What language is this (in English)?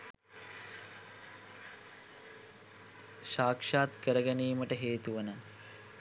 Sinhala